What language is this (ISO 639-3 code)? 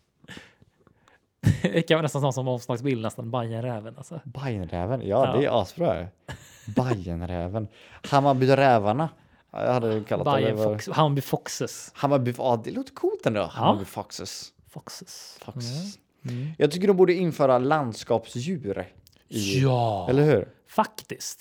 swe